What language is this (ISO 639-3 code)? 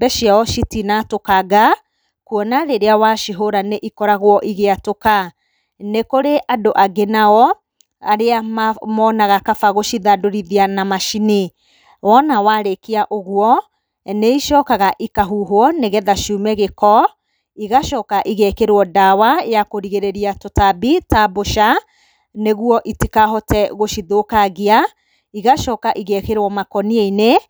kik